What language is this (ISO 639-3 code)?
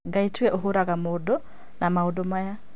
kik